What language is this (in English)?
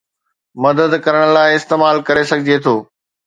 Sindhi